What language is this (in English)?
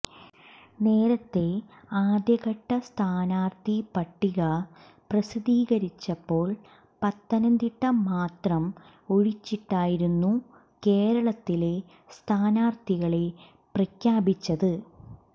Malayalam